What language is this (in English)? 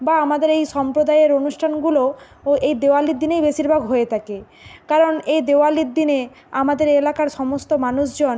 Bangla